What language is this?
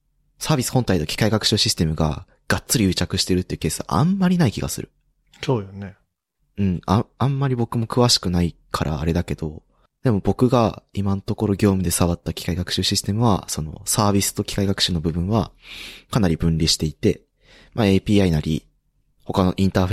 Japanese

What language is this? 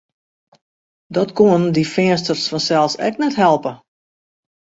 Western Frisian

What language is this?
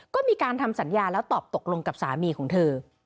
Thai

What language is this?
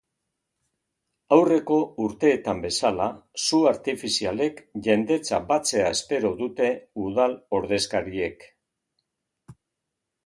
Basque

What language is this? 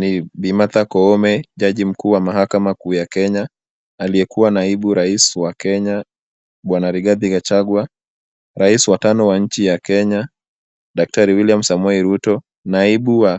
Swahili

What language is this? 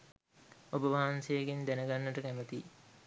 Sinhala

